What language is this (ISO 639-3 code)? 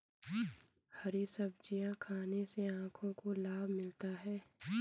hin